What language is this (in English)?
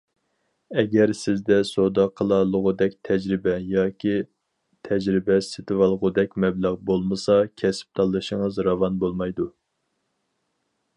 Uyghur